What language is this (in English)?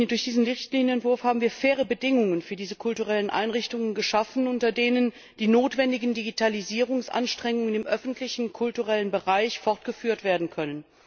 German